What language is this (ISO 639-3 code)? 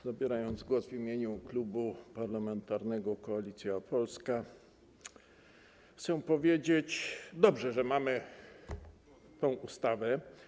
pol